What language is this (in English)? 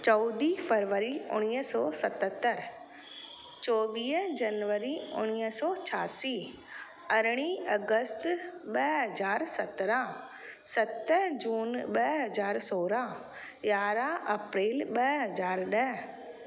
Sindhi